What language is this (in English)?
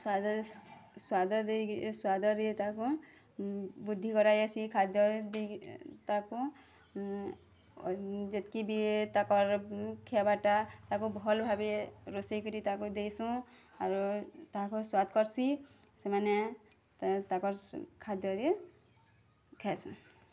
Odia